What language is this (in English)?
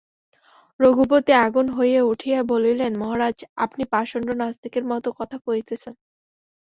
Bangla